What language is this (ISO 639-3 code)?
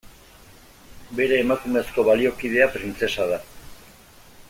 eus